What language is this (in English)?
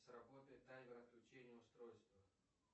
Russian